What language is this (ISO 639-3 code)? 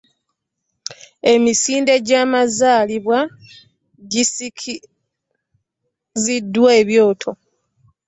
lug